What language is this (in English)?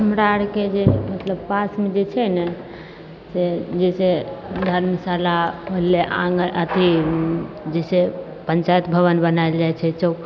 Maithili